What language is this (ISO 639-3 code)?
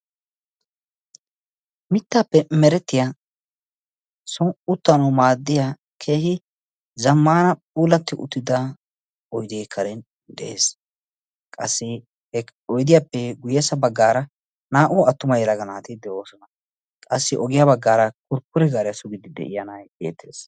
wal